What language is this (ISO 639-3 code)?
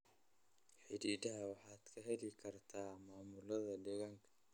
som